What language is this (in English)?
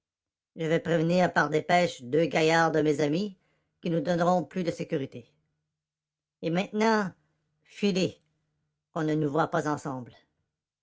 French